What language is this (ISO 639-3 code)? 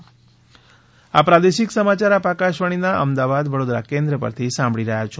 guj